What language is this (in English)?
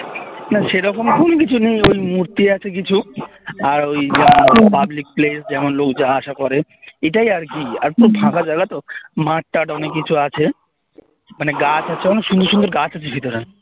Bangla